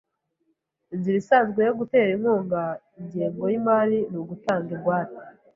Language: Kinyarwanda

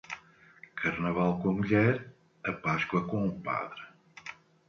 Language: Portuguese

